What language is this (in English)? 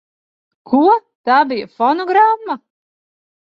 Latvian